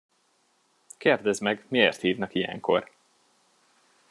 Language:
Hungarian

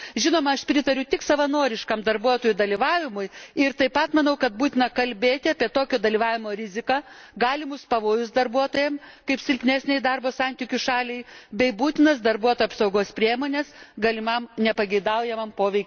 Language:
Lithuanian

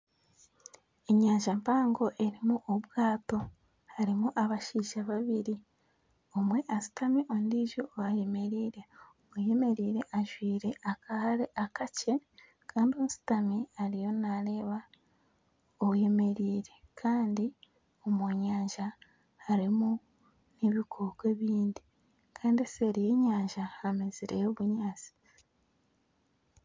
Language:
Nyankole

